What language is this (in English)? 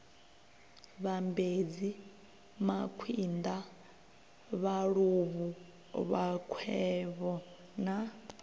Venda